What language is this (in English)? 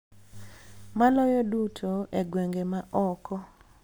Luo (Kenya and Tanzania)